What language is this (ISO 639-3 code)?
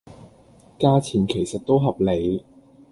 yue